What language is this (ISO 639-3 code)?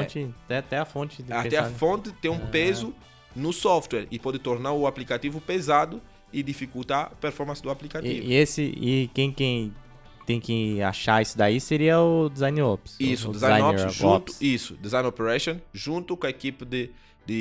por